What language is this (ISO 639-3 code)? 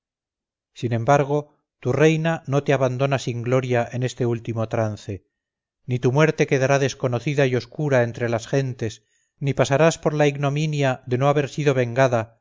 spa